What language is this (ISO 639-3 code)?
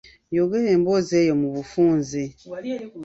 lug